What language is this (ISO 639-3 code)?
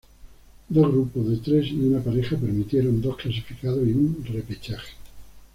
spa